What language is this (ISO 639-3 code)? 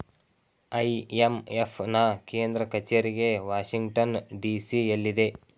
kan